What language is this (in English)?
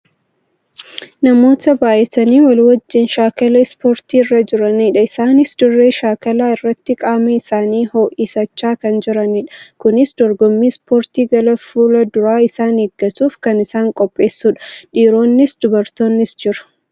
Oromo